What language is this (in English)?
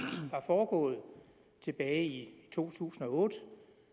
Danish